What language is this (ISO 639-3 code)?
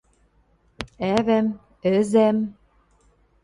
mrj